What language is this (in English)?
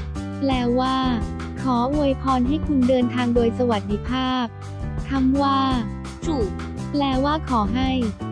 Thai